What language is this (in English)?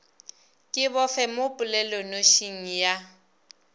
Northern Sotho